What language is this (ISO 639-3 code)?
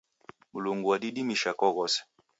dav